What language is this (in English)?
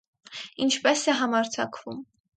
Armenian